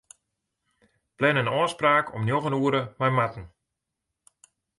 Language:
Western Frisian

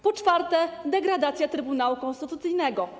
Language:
Polish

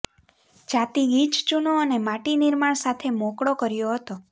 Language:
Gujarati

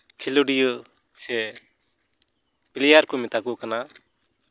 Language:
Santali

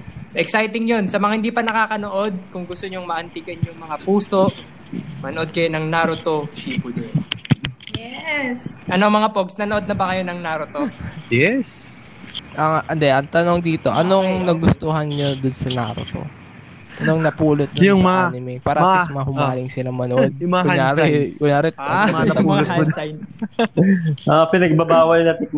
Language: Filipino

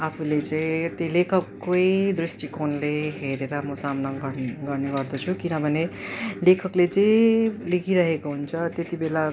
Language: Nepali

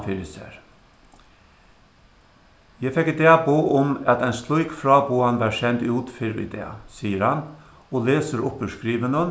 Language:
Faroese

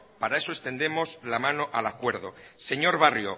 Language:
Spanish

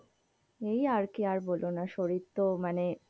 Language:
Bangla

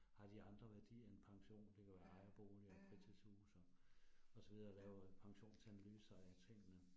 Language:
Danish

